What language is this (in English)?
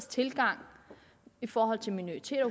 Danish